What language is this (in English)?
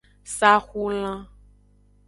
Aja (Benin)